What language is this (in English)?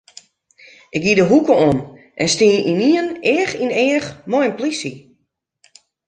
Western Frisian